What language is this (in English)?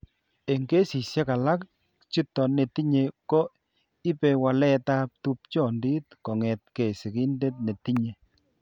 Kalenjin